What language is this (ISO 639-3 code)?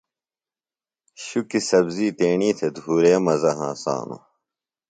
phl